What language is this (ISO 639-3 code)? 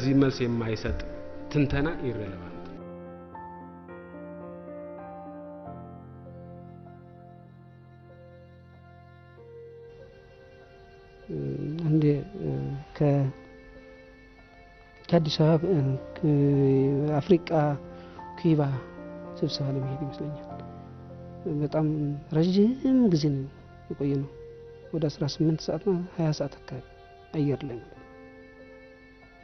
ara